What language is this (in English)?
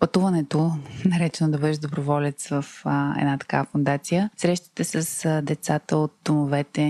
Bulgarian